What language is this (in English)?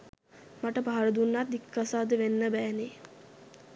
Sinhala